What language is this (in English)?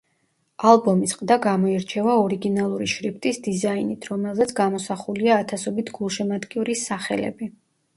Georgian